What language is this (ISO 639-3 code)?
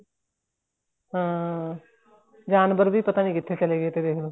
pan